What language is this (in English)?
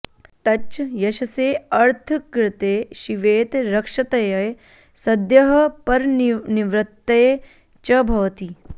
Sanskrit